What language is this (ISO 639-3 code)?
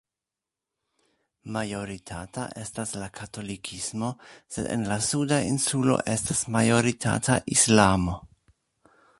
epo